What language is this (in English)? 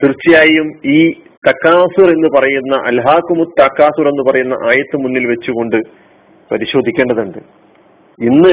Malayalam